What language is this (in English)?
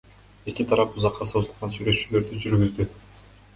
Kyrgyz